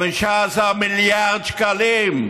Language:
Hebrew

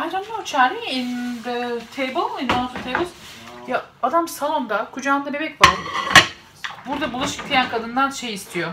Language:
Turkish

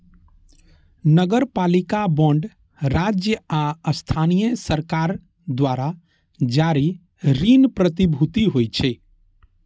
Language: Maithili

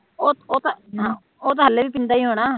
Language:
Punjabi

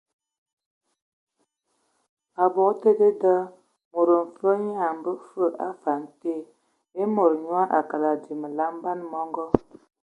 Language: Ewondo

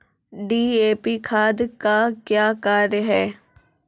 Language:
Maithili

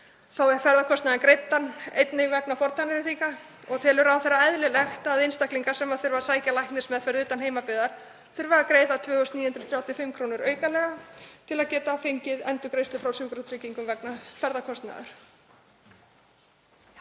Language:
Icelandic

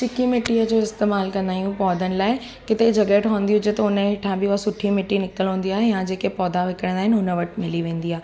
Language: Sindhi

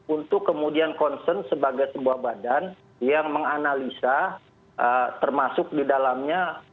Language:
Indonesian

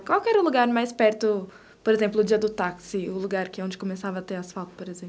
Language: Portuguese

